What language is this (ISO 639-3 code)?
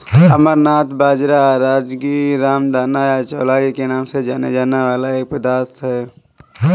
hin